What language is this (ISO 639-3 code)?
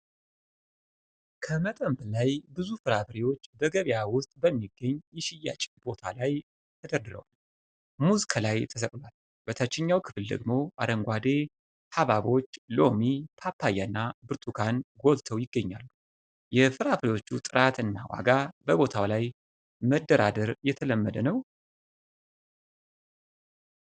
amh